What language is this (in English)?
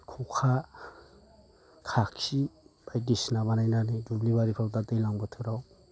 Bodo